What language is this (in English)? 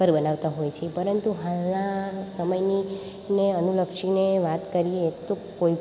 Gujarati